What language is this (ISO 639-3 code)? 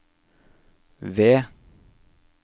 nor